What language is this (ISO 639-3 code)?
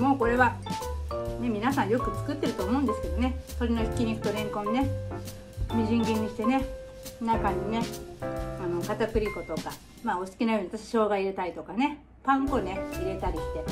jpn